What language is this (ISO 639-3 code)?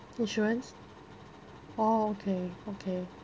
eng